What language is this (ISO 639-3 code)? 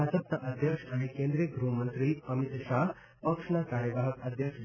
guj